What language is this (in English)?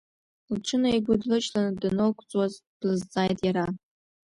Abkhazian